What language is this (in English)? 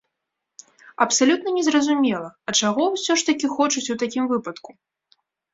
Belarusian